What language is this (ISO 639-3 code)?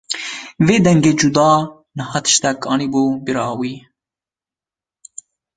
kur